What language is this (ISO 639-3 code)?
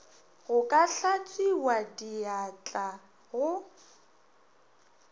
nso